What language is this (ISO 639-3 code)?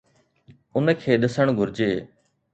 snd